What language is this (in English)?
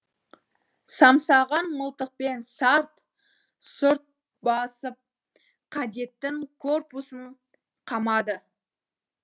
Kazakh